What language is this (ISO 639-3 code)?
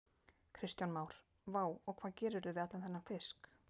isl